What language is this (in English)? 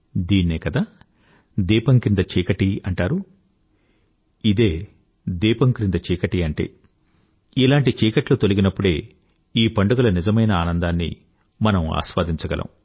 Telugu